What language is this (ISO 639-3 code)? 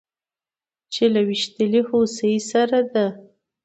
pus